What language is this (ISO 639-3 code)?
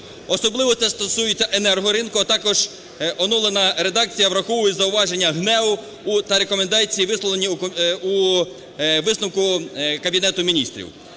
ukr